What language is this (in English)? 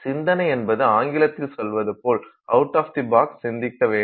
Tamil